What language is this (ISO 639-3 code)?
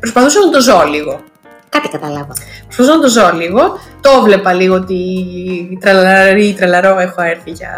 ell